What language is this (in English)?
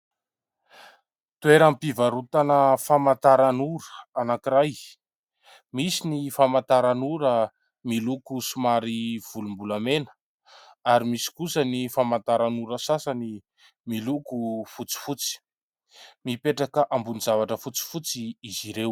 Malagasy